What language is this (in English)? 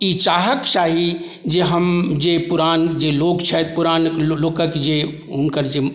Maithili